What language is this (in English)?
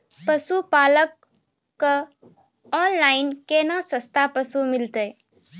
Maithili